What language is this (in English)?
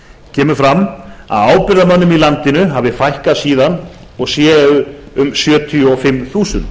Icelandic